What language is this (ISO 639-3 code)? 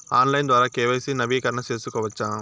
tel